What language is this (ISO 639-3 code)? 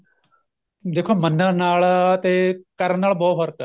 pan